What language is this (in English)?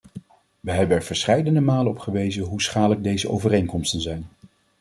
Dutch